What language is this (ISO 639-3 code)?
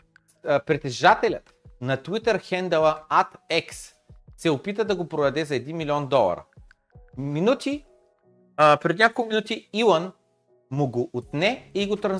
bul